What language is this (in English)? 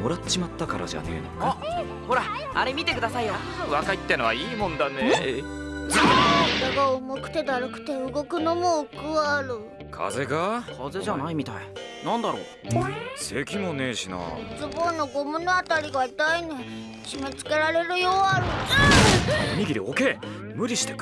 Japanese